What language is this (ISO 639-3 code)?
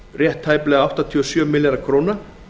isl